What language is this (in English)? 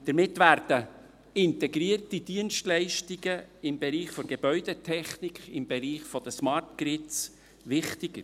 Swiss German